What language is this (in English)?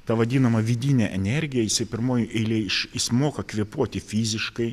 Lithuanian